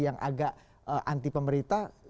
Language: Indonesian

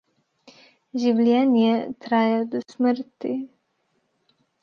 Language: Slovenian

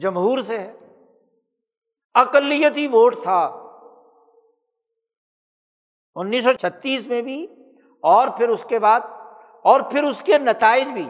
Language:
Urdu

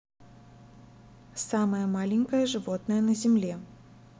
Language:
Russian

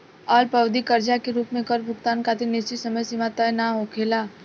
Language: Bhojpuri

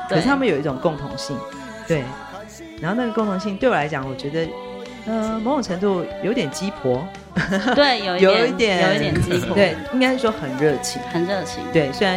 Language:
Chinese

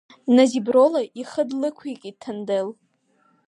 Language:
Abkhazian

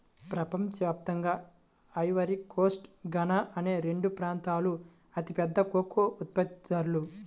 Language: Telugu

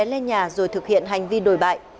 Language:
Vietnamese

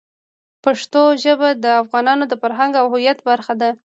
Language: Pashto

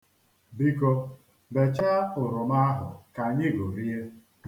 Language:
Igbo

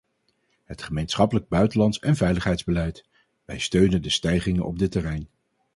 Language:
Dutch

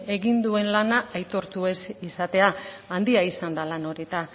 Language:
Basque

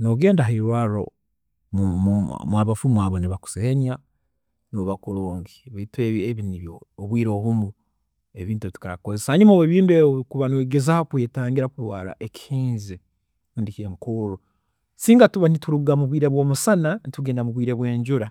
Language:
Tooro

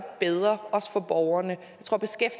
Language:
Danish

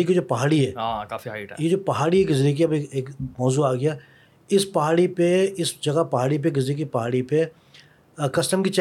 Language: Urdu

